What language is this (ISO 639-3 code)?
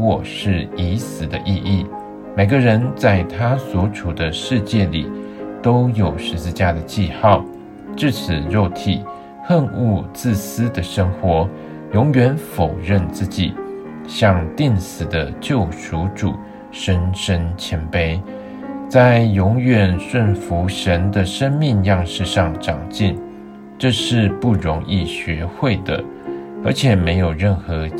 zho